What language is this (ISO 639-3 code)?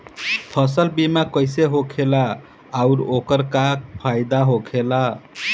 bho